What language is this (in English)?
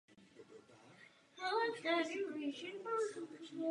Czech